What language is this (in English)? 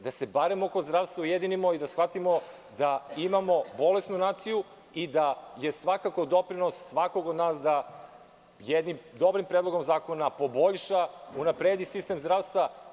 Serbian